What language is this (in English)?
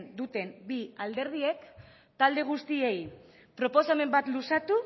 Basque